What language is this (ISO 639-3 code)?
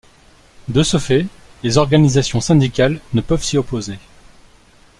fra